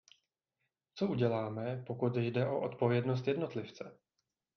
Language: Czech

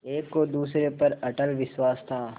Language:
Hindi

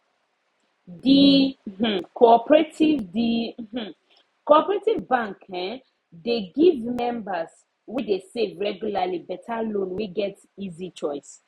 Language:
Nigerian Pidgin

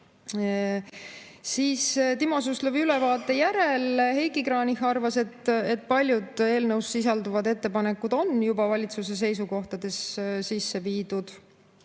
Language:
Estonian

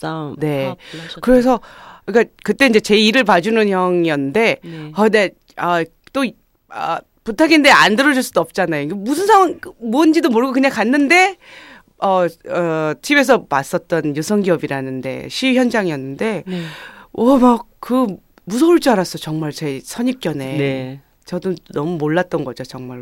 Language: Korean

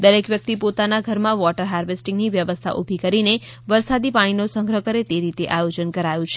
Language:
Gujarati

